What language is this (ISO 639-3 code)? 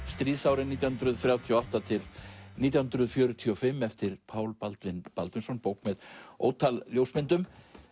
isl